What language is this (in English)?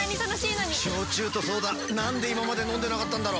Japanese